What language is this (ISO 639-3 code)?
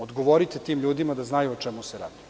srp